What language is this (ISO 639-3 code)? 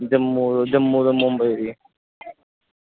doi